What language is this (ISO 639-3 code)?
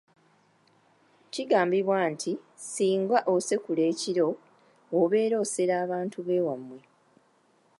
lug